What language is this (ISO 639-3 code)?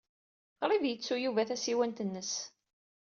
kab